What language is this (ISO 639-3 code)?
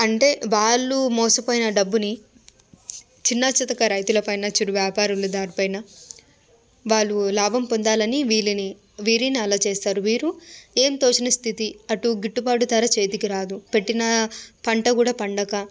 tel